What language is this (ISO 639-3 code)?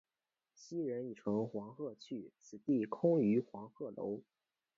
zho